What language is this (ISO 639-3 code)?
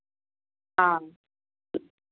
mai